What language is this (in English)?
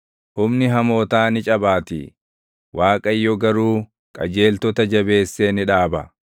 Oromo